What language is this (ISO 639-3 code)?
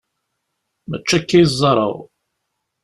kab